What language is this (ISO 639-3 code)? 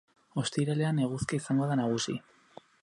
eus